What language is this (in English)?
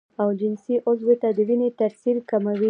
Pashto